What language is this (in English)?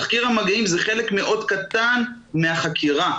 Hebrew